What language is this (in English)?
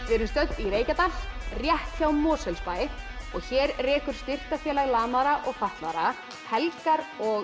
Icelandic